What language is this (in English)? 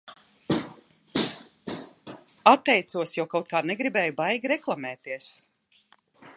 Latvian